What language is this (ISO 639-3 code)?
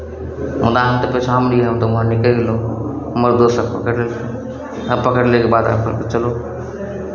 mai